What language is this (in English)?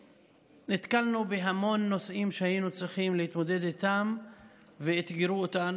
Hebrew